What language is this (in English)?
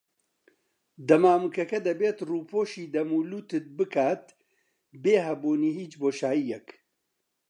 Central Kurdish